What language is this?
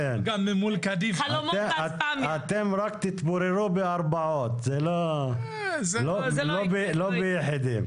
Hebrew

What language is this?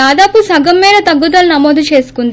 Telugu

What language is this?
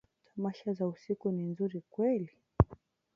Swahili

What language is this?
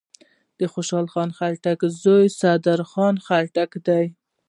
Pashto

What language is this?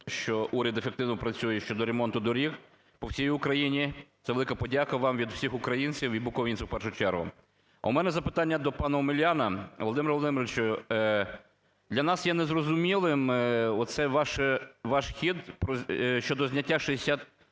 Ukrainian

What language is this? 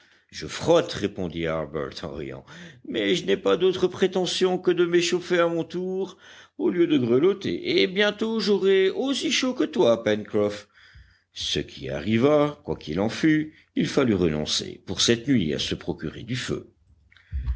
French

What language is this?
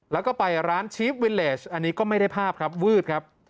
Thai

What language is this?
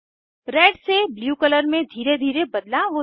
Hindi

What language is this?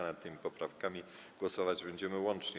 Polish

